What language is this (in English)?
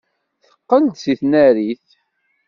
Kabyle